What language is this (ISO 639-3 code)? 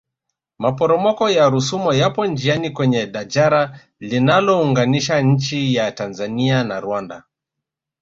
swa